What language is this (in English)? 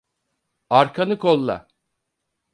Turkish